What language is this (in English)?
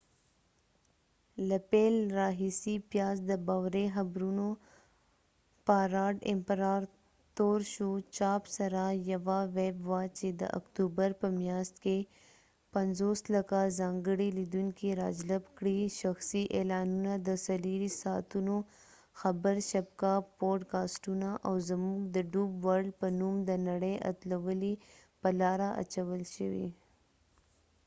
Pashto